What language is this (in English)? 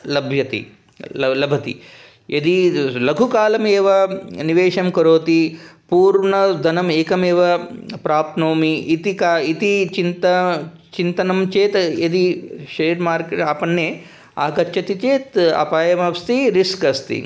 Sanskrit